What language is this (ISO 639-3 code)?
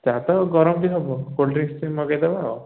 ori